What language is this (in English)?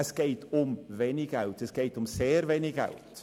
Swiss German